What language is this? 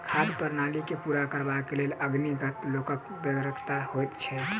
Maithili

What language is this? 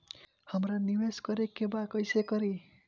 Bhojpuri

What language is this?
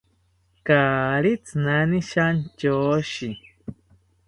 South Ucayali Ashéninka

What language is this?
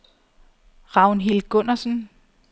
Danish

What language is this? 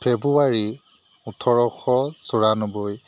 Assamese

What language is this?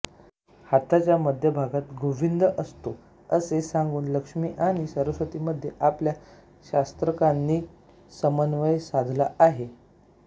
Marathi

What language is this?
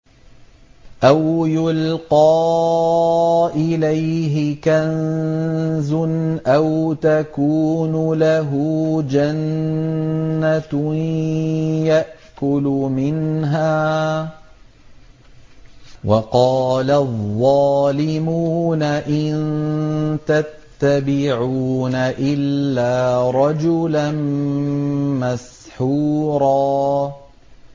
Arabic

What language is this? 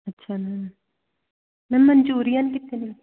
Punjabi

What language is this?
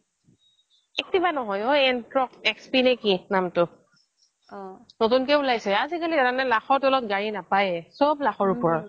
Assamese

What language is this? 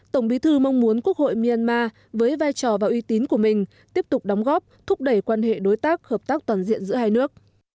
Vietnamese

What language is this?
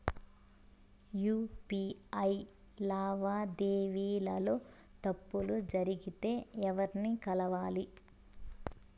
Telugu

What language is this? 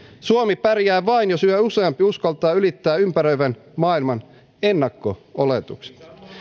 Finnish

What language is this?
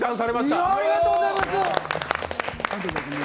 Japanese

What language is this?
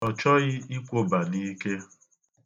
Igbo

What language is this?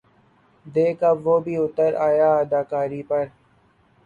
Urdu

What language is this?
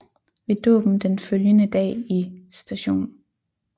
Danish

